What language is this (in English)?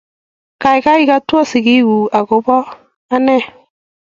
Kalenjin